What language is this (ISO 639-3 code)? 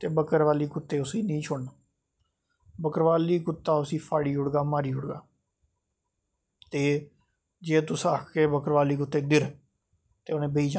doi